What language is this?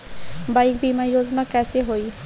Bhojpuri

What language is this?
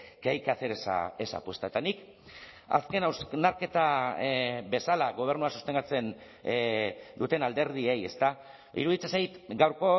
Basque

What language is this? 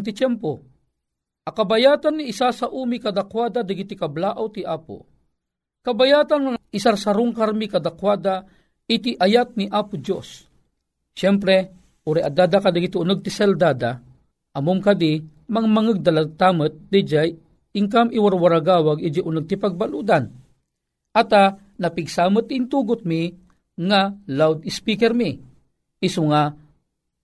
Filipino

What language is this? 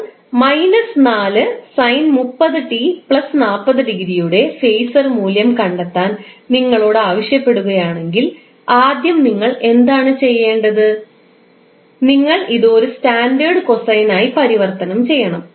Malayalam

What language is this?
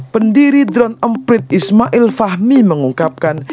Indonesian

